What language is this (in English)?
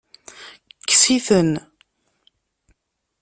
Kabyle